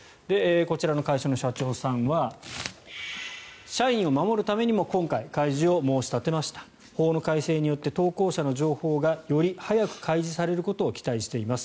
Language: Japanese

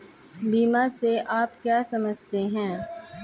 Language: Hindi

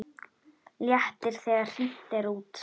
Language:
Icelandic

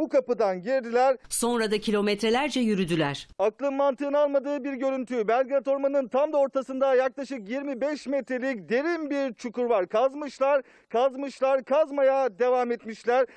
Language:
Turkish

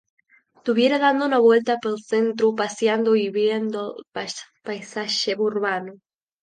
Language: Asturian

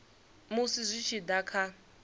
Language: Venda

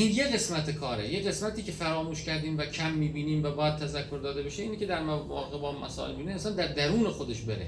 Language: Persian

